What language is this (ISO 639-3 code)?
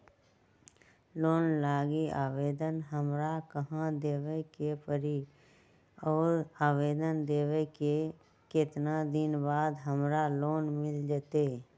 mag